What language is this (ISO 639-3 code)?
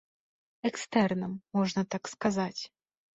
bel